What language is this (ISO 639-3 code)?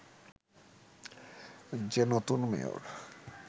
ben